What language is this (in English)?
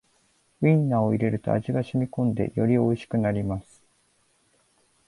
Japanese